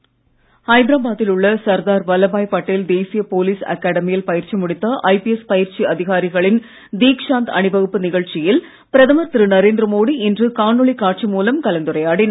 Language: Tamil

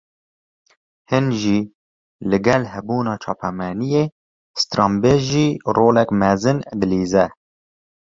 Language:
Kurdish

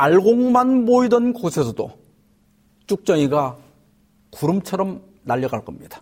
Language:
Korean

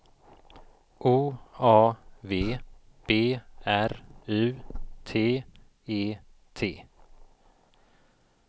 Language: Swedish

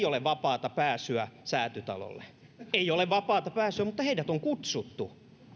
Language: Finnish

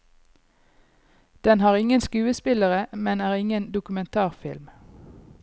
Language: Norwegian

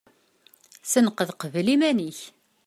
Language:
Kabyle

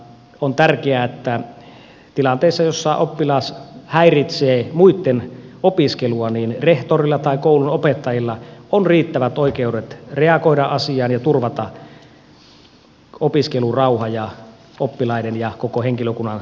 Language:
Finnish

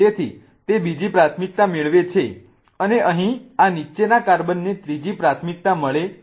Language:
Gujarati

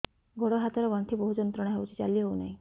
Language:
Odia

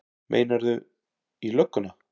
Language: Icelandic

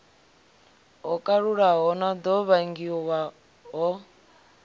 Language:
Venda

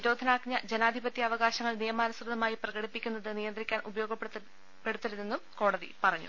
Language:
Malayalam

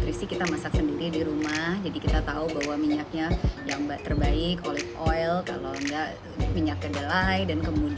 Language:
Indonesian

